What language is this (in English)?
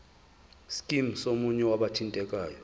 Zulu